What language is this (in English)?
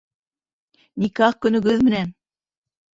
Bashkir